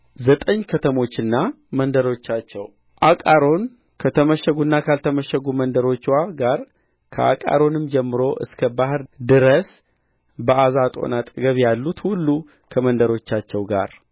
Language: Amharic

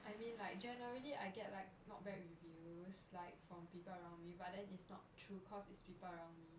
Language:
English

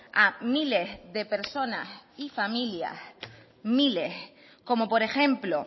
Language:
Spanish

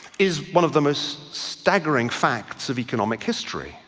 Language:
English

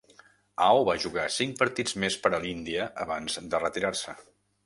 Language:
Catalan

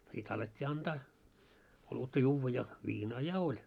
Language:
Finnish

